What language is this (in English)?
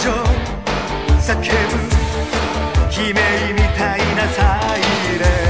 Korean